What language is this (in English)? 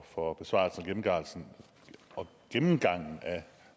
Danish